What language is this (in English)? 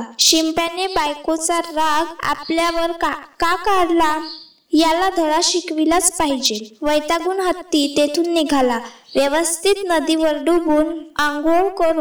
Marathi